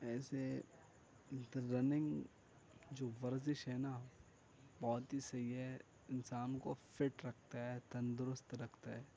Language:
Urdu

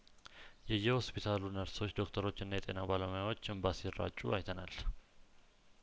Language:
Amharic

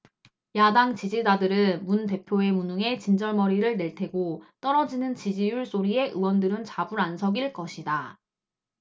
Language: Korean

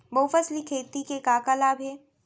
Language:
Chhattisgarhi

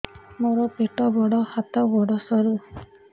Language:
Odia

